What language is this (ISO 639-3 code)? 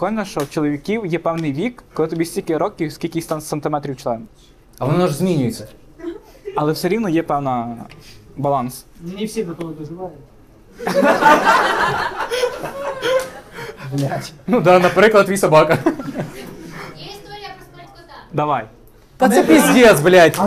ukr